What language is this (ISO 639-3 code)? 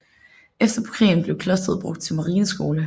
dan